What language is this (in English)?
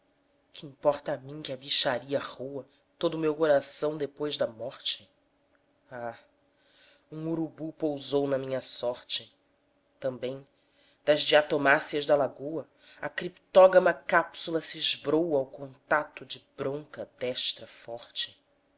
Portuguese